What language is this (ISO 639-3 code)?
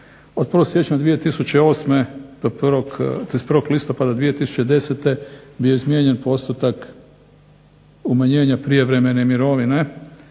hrv